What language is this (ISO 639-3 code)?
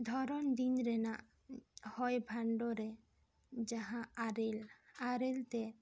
sat